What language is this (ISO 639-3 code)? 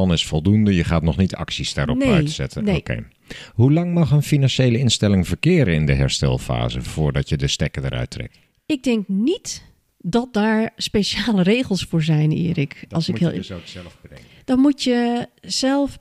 nld